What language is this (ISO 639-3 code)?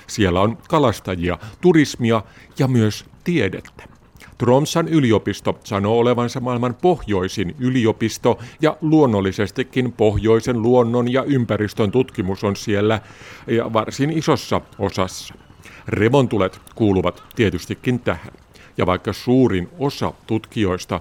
fin